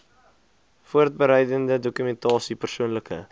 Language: Afrikaans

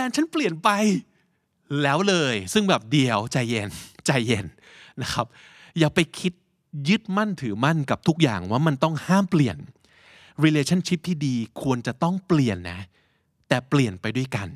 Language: Thai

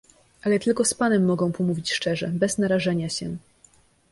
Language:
Polish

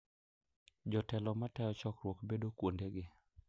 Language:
Luo (Kenya and Tanzania)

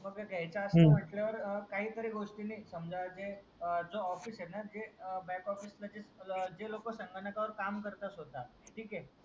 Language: Marathi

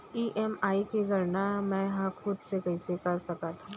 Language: Chhattisgarhi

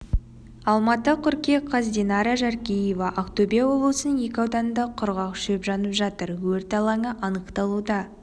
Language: Kazakh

